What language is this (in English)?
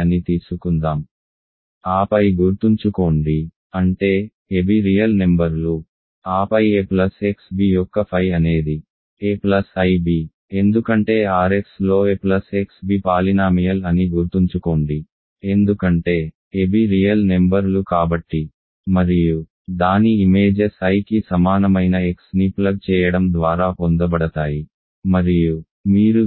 Telugu